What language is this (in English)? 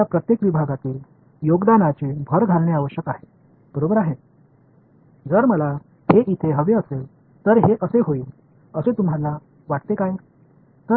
Tamil